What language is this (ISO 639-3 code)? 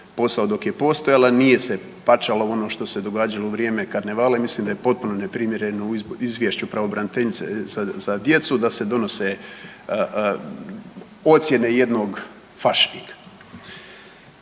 hrv